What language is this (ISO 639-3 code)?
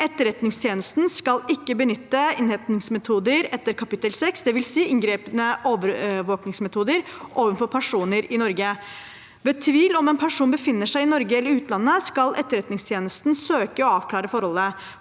nor